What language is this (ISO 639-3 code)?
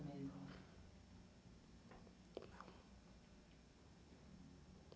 por